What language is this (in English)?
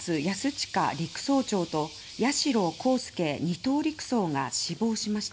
Japanese